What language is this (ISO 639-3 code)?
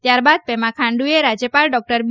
guj